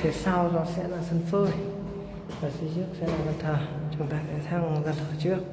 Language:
Vietnamese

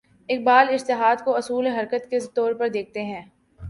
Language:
Urdu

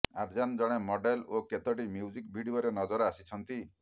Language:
Odia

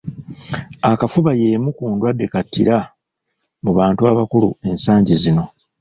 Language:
Ganda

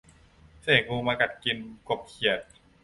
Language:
Thai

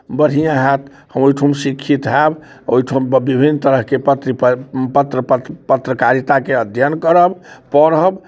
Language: Maithili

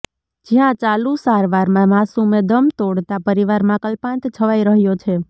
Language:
Gujarati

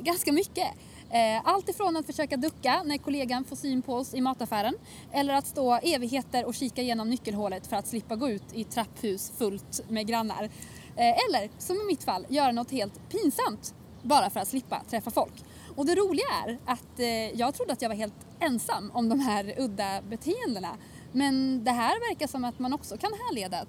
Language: Swedish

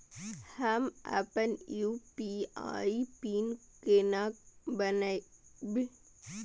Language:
Maithili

